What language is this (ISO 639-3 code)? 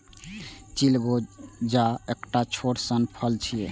mai